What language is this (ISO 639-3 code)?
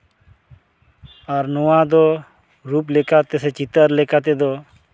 sat